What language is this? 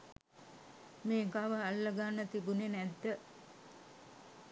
Sinhala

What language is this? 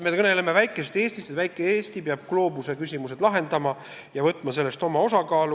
Estonian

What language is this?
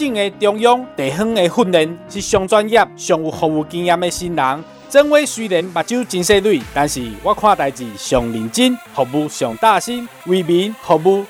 Chinese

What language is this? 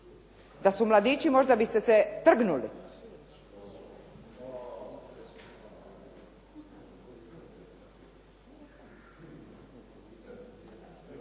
Croatian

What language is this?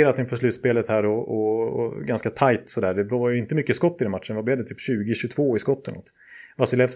Swedish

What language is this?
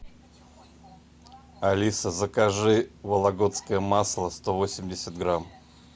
Russian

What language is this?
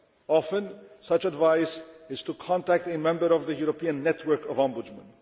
English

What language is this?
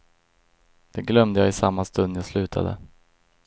Swedish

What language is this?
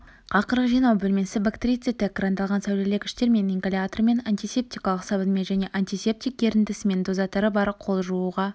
Kazakh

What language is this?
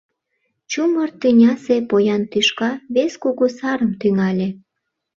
Mari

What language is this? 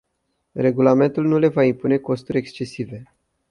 Romanian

